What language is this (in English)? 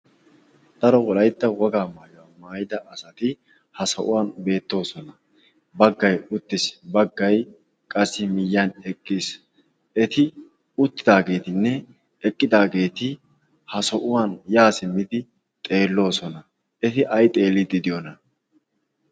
Wolaytta